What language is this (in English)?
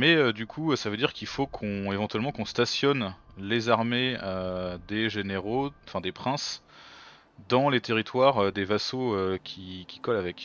French